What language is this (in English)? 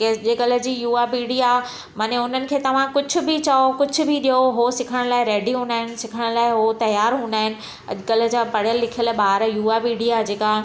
Sindhi